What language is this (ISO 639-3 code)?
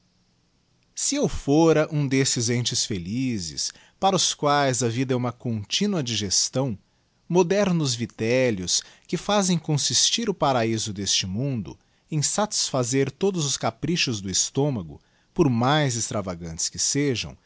por